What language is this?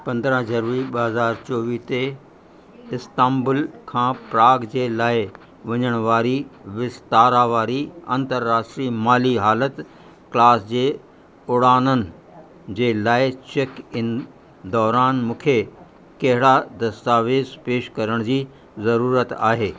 Sindhi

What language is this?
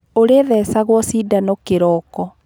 Kikuyu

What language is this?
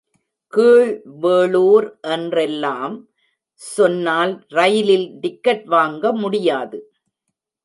Tamil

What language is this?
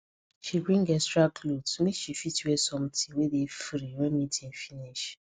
Nigerian Pidgin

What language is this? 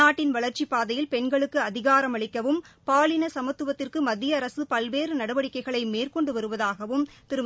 Tamil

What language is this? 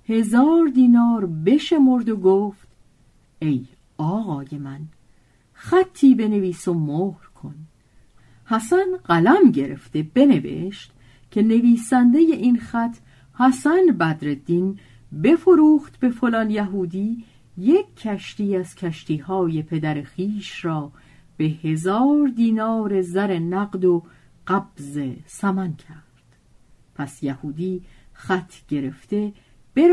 Persian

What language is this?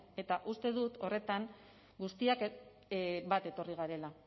Basque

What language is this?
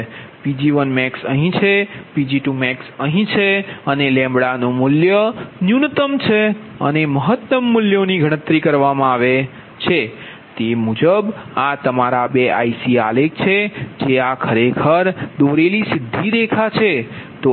Gujarati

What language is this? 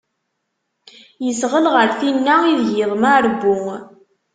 Kabyle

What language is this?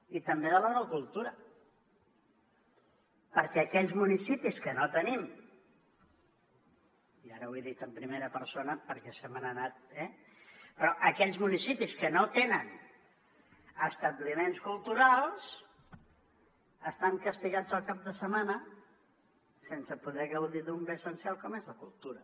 Catalan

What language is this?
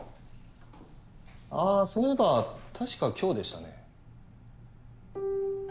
Japanese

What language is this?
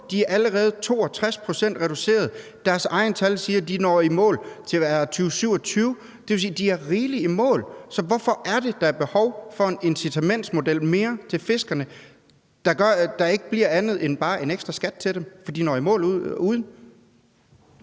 Danish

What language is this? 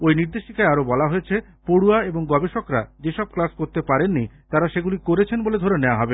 Bangla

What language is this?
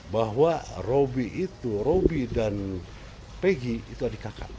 Indonesian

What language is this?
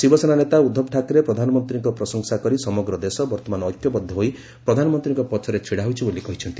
Odia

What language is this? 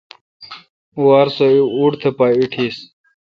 Kalkoti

